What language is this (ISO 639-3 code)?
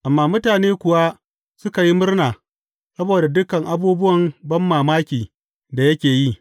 hau